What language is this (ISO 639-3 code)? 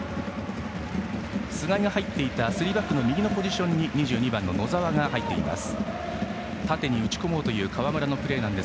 jpn